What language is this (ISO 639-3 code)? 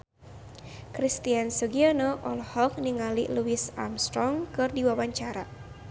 sun